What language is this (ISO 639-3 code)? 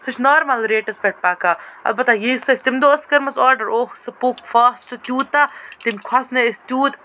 kas